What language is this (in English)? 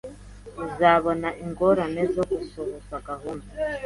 Kinyarwanda